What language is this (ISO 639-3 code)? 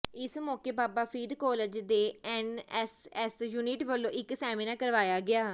pan